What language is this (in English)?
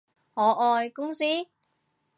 Cantonese